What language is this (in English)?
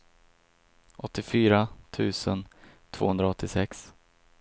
Swedish